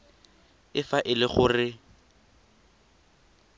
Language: Tswana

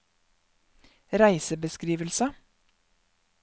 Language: Norwegian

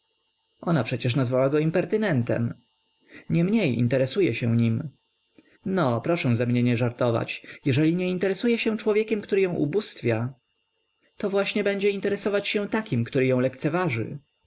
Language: Polish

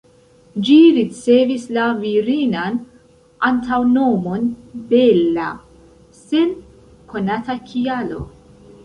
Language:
Esperanto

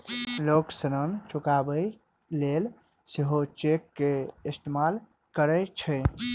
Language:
Maithili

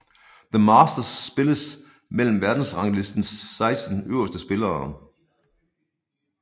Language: Danish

